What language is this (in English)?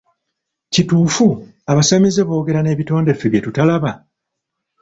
Ganda